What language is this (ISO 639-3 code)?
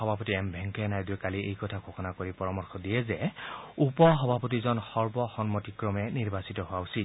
asm